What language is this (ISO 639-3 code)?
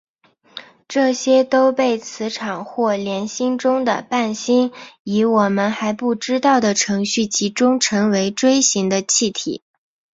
zho